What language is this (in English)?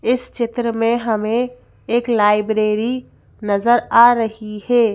Hindi